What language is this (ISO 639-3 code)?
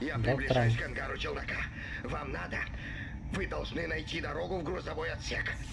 rus